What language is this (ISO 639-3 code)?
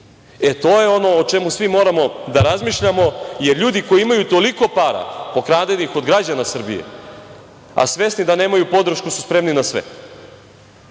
srp